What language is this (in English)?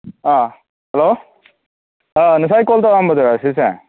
Manipuri